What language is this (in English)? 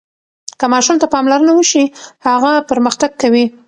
Pashto